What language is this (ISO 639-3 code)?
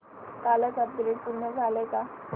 mar